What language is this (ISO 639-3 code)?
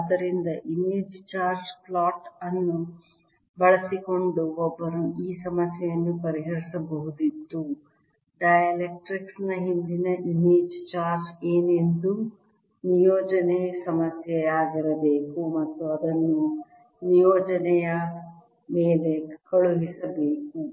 kan